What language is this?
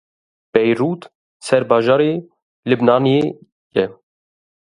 Kurdish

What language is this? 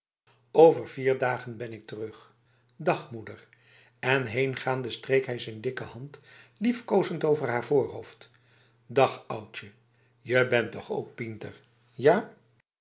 Dutch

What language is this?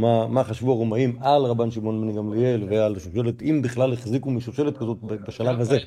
Hebrew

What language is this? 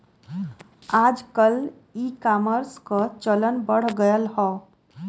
Bhojpuri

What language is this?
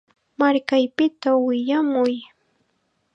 Chiquián Ancash Quechua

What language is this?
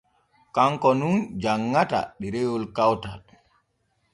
Borgu Fulfulde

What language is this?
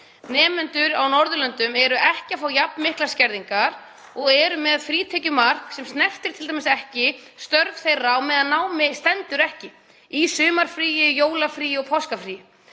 Icelandic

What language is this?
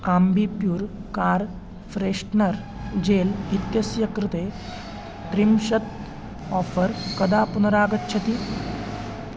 Sanskrit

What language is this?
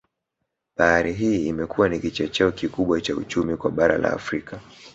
Swahili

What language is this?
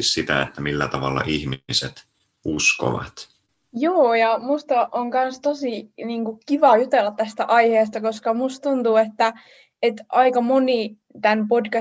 Finnish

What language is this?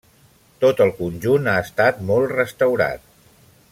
Catalan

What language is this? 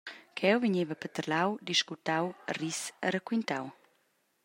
Romansh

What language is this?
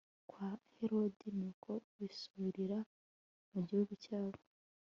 Kinyarwanda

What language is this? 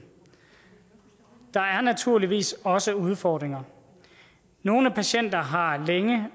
Danish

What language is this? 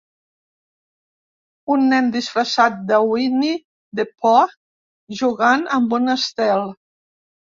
Catalan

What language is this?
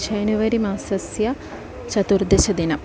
Sanskrit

